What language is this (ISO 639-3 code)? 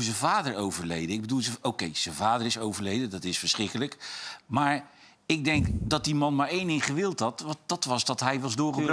nld